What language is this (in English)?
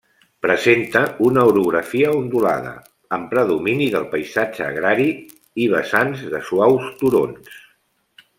Catalan